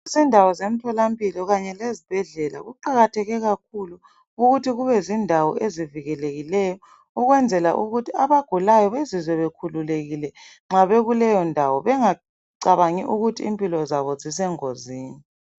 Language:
North Ndebele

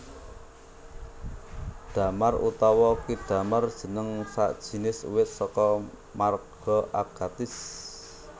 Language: Javanese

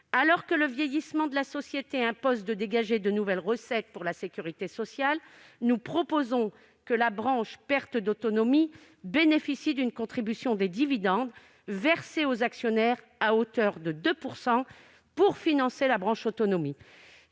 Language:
French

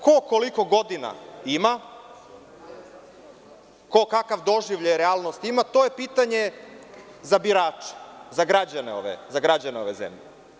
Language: Serbian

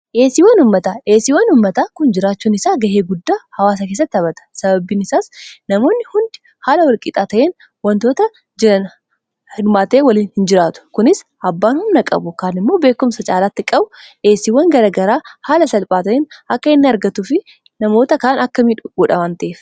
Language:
Oromo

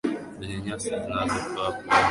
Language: Swahili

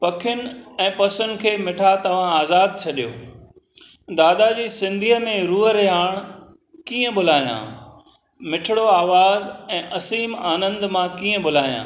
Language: Sindhi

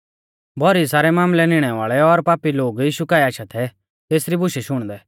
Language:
Mahasu Pahari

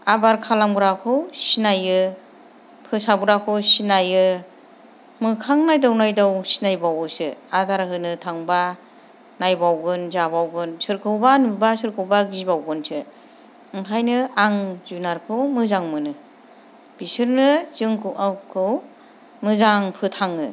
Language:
Bodo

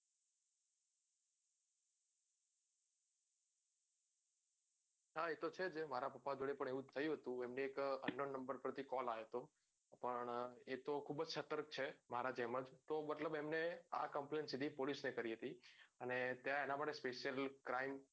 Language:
Gujarati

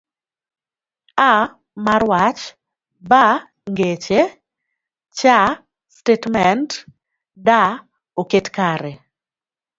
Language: Luo (Kenya and Tanzania)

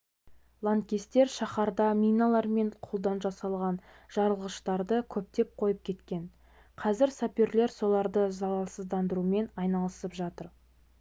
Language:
Kazakh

